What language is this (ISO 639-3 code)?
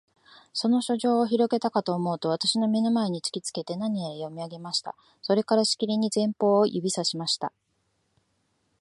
jpn